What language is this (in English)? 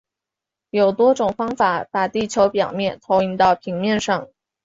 Chinese